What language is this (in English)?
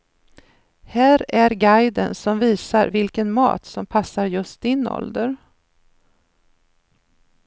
Swedish